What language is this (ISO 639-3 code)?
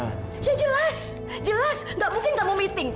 ind